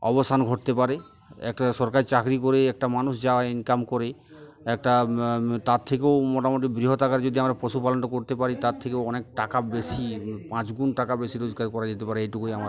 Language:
Bangla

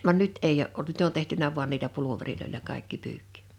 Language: Finnish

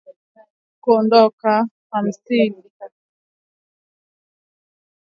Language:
Swahili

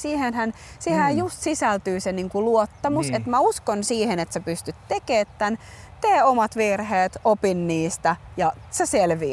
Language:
Finnish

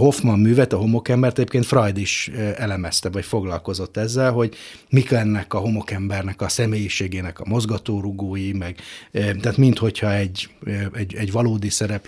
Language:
Hungarian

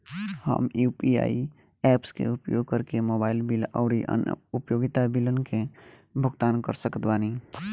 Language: Bhojpuri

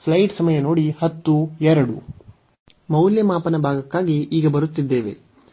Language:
Kannada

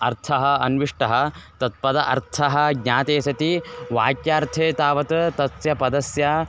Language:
Sanskrit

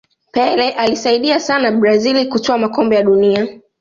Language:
Swahili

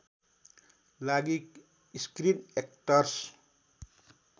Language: Nepali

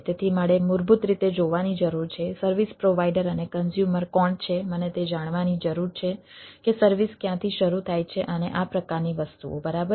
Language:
Gujarati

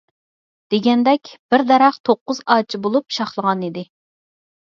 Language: Uyghur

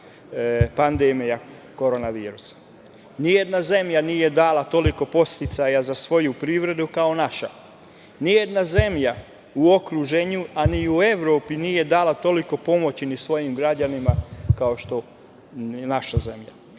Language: Serbian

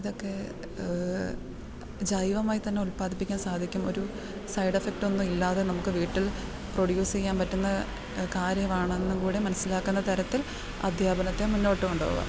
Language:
Malayalam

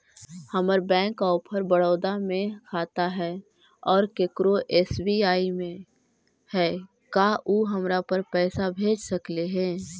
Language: Magahi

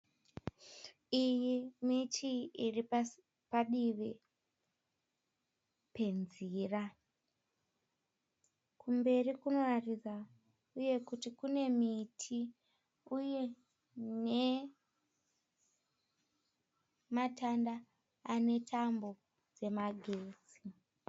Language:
Shona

